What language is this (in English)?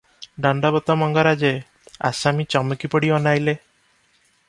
Odia